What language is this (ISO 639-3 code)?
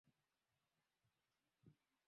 swa